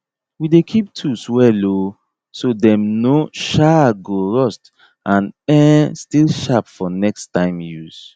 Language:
Nigerian Pidgin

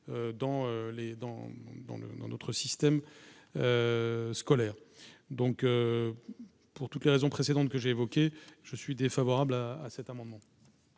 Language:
French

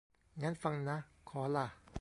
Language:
Thai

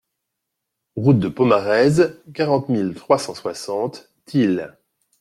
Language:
French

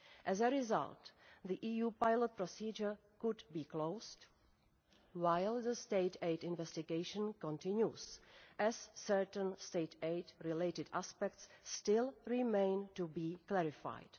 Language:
English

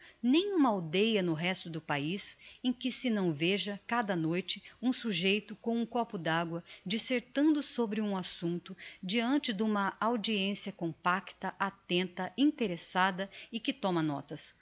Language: Portuguese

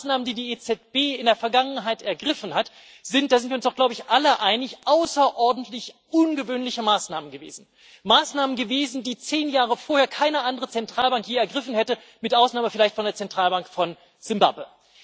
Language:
German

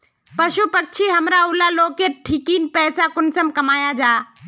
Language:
Magahi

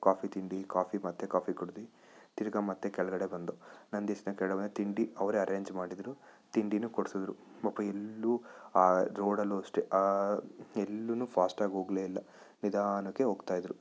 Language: Kannada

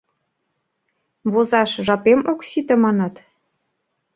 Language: Mari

